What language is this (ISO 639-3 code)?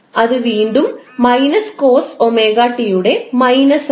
mal